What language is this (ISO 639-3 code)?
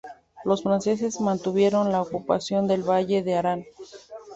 spa